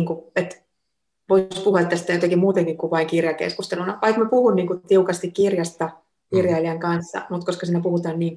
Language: Finnish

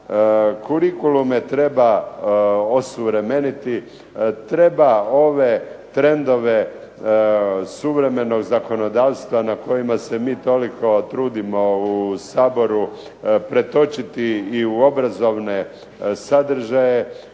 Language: Croatian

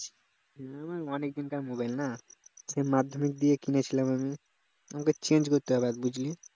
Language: Bangla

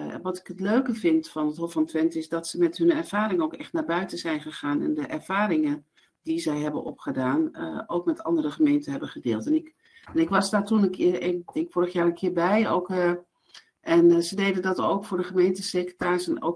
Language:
Dutch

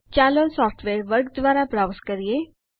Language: Gujarati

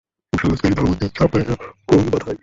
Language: Bangla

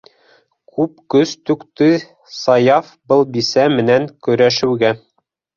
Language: Bashkir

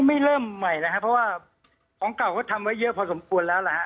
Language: Thai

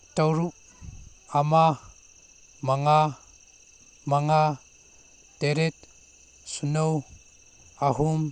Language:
Manipuri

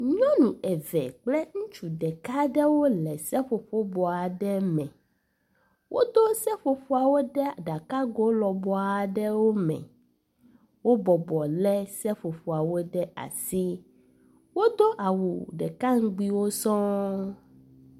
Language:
Ewe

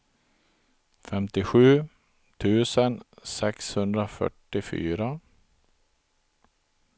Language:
Swedish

